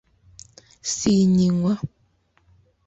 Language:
Kinyarwanda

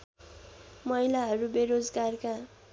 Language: Nepali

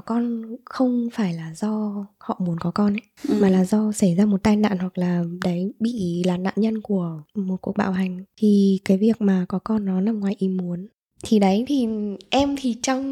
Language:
Vietnamese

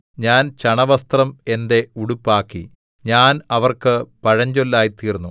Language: Malayalam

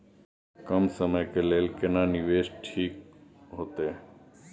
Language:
Maithili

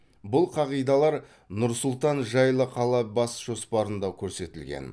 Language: Kazakh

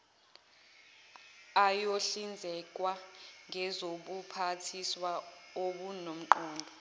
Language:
Zulu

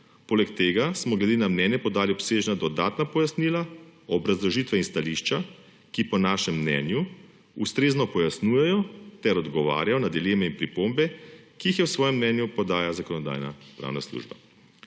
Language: Slovenian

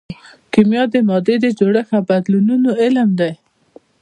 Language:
Pashto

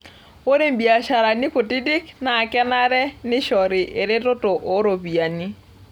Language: Masai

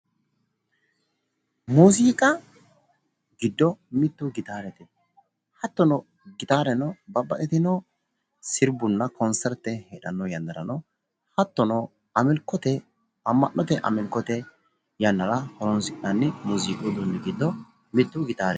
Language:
Sidamo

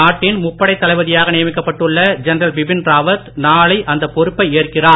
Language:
Tamil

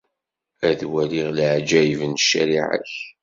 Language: Kabyle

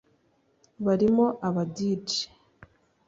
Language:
Kinyarwanda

